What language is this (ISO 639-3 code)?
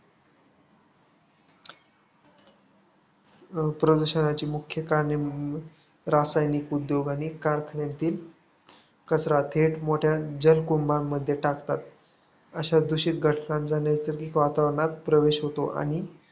mar